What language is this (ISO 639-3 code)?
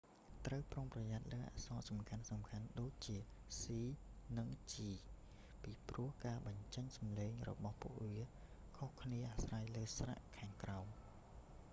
khm